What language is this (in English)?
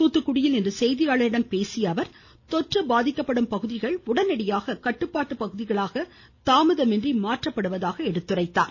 Tamil